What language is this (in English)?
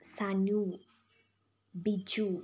Malayalam